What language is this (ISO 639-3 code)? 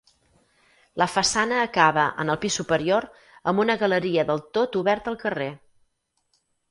cat